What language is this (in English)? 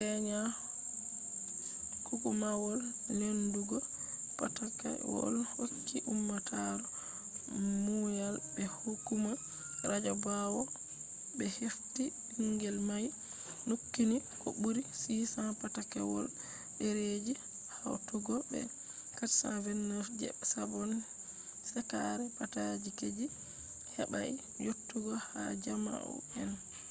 Fula